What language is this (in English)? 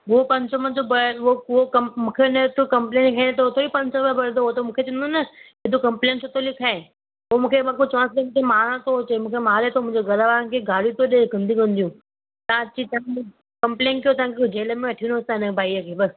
Sindhi